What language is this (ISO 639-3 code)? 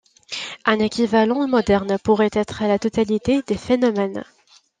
fra